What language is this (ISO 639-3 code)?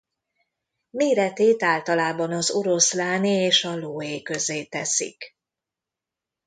hun